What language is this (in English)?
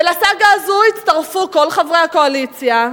Hebrew